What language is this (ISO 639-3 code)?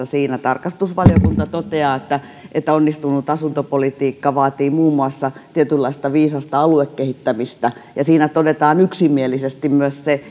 fin